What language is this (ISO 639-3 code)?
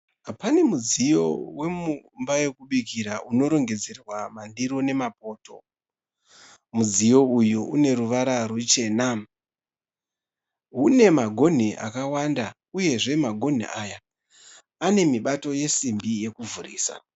sna